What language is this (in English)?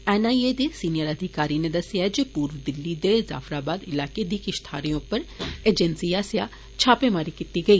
Dogri